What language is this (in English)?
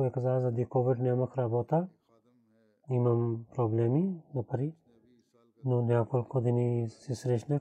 Bulgarian